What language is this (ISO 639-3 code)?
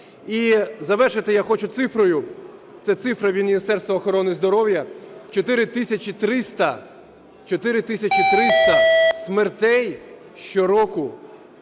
ukr